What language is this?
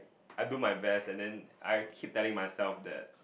English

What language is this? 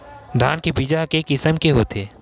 Chhattisgarhi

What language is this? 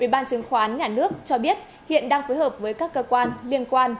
Vietnamese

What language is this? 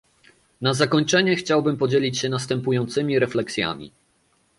Polish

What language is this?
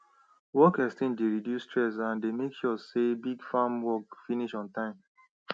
Nigerian Pidgin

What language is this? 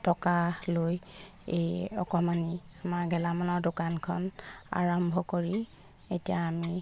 Assamese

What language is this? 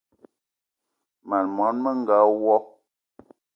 Eton (Cameroon)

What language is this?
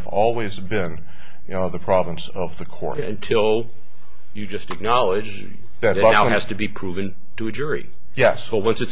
English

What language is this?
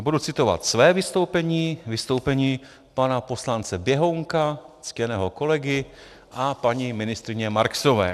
Czech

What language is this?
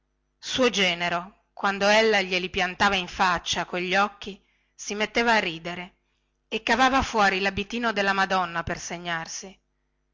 Italian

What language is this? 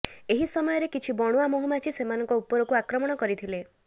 Odia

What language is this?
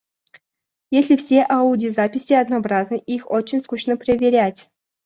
Russian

